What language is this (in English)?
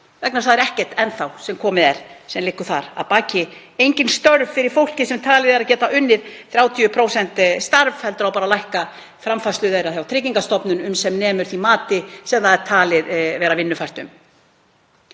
Icelandic